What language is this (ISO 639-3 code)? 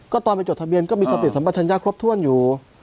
tha